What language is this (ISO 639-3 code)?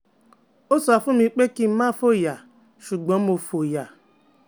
yor